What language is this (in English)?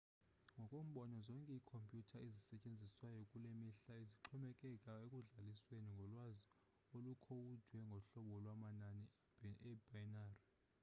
Xhosa